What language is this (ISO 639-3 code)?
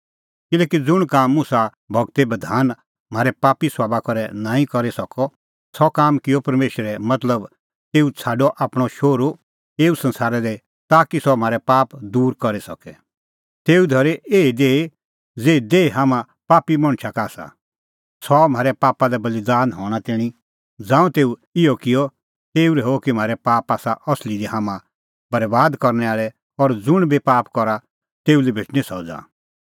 kfx